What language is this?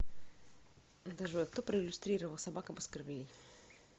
Russian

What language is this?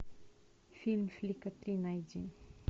Russian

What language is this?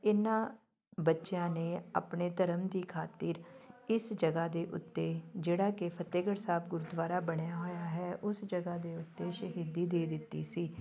Punjabi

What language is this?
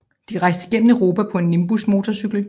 Danish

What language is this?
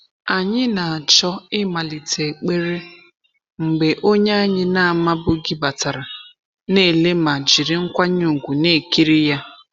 Igbo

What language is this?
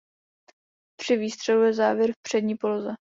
Czech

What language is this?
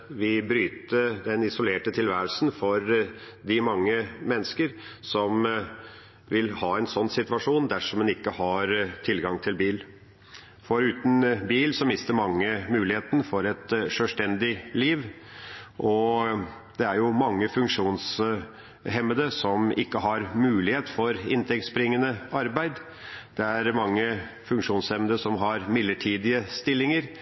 Norwegian Bokmål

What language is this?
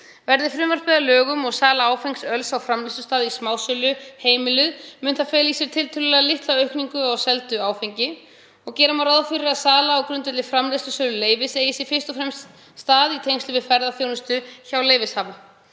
Icelandic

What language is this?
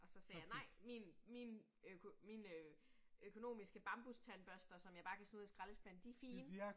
Danish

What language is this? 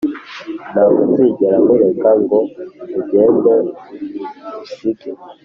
Kinyarwanda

